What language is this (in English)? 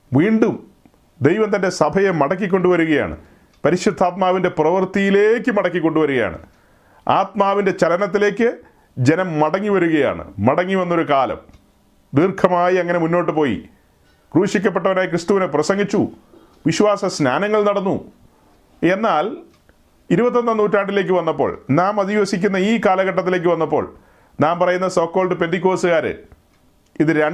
Malayalam